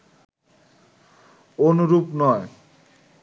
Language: Bangla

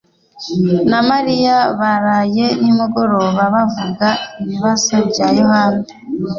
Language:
Kinyarwanda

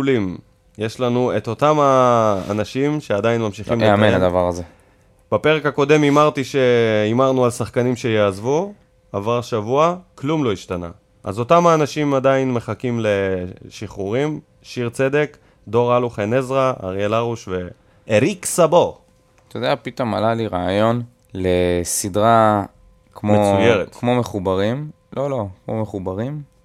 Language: Hebrew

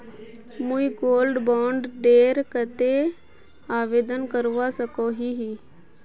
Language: Magahi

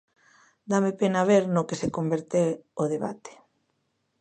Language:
Galician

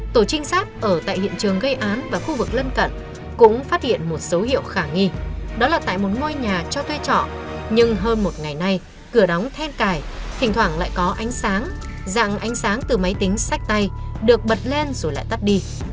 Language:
Vietnamese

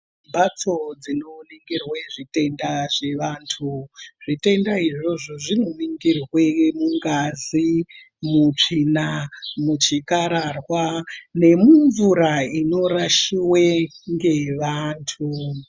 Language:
Ndau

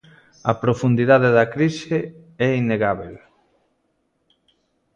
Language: Galician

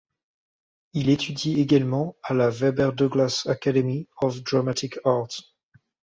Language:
French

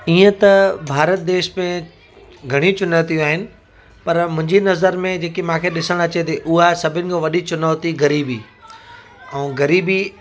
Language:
Sindhi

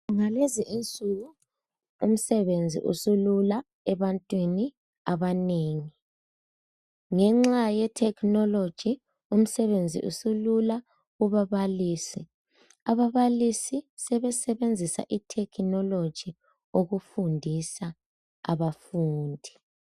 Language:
North Ndebele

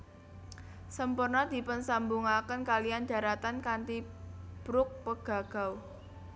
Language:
Javanese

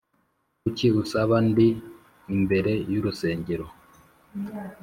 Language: Kinyarwanda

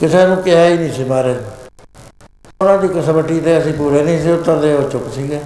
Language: Punjabi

